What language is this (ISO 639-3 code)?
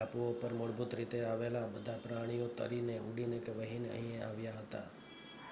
guj